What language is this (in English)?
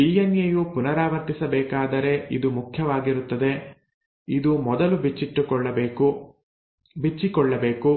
Kannada